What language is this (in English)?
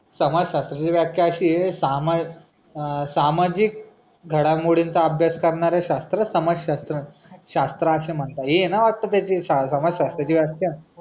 Marathi